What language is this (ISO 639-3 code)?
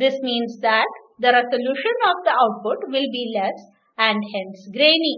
eng